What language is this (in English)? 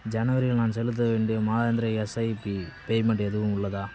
Tamil